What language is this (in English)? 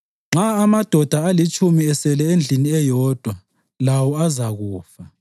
North Ndebele